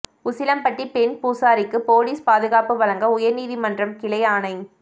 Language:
Tamil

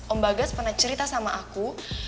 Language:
Indonesian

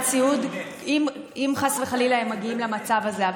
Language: Hebrew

